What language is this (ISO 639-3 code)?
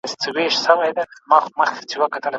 pus